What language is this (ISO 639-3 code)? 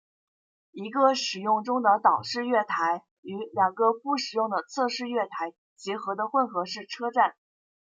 zho